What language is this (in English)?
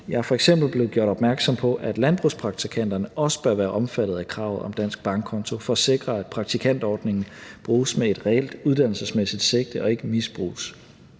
Danish